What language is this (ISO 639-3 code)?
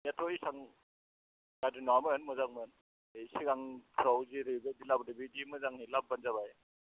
brx